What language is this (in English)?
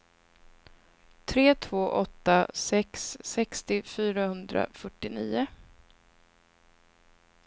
Swedish